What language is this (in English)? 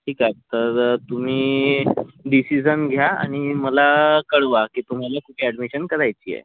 Marathi